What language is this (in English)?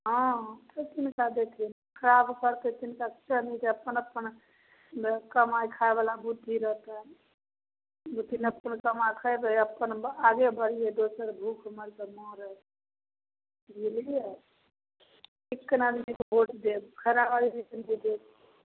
Maithili